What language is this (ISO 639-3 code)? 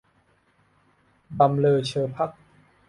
tha